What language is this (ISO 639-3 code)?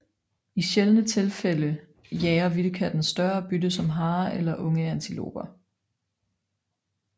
dan